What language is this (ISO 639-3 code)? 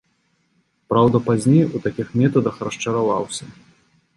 bel